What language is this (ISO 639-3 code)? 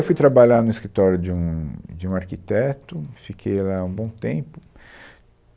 por